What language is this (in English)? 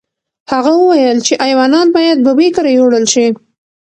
Pashto